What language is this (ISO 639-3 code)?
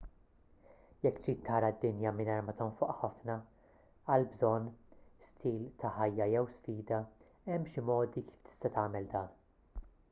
mlt